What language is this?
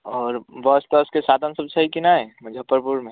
Maithili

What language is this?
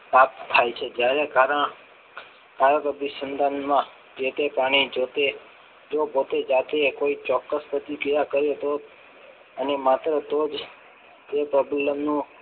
Gujarati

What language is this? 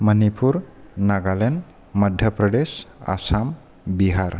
Bodo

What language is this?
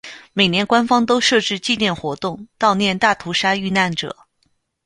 Chinese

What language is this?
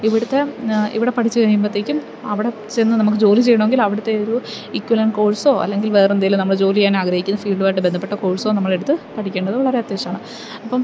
Malayalam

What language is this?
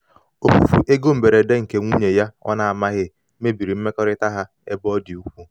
Igbo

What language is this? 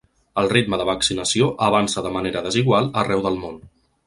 Catalan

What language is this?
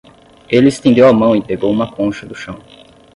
Portuguese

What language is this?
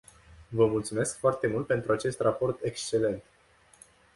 Romanian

